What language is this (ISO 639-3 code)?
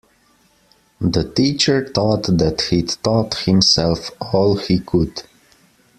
eng